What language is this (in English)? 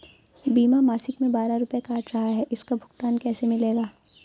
Hindi